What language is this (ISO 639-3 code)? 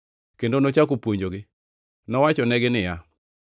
luo